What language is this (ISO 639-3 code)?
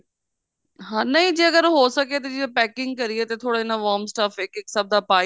pan